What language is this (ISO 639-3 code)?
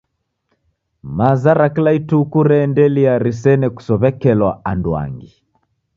dav